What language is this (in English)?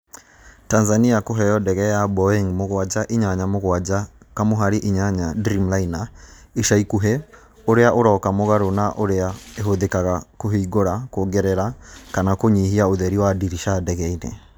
Kikuyu